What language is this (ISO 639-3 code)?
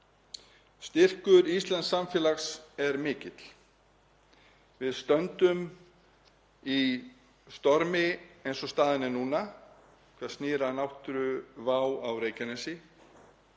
isl